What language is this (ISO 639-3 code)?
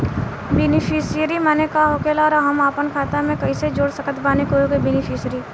bho